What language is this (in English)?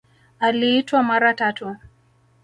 Swahili